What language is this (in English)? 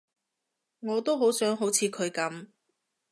Cantonese